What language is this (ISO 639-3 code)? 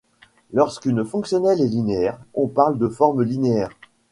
fra